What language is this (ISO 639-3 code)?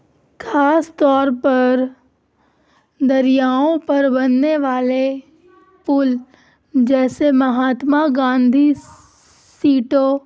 urd